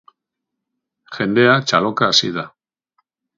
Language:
Basque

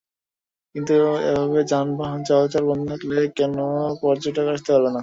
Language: Bangla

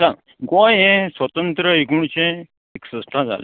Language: Konkani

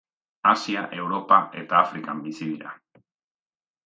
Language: Basque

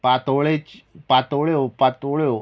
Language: Konkani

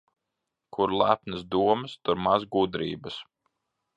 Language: Latvian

